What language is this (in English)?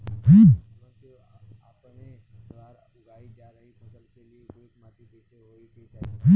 Bhojpuri